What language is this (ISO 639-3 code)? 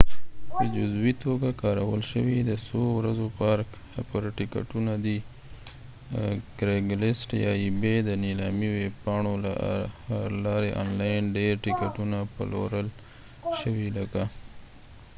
pus